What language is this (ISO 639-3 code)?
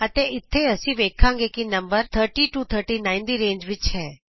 pan